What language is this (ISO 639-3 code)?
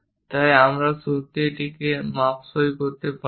ben